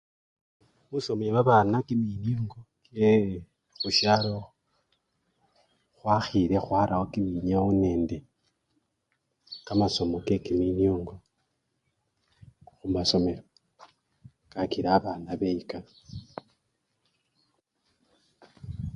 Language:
Luyia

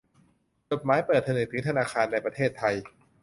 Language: Thai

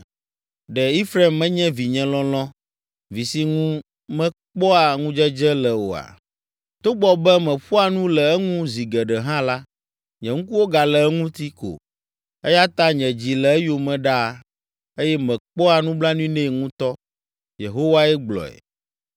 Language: Ewe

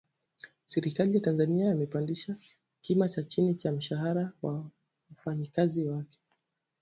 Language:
Swahili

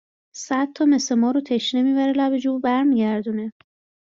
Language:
Persian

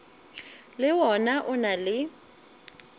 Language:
Northern Sotho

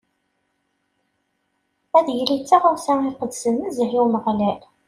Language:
Kabyle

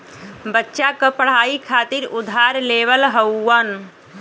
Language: Bhojpuri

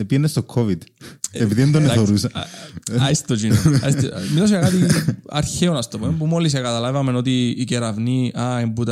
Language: Greek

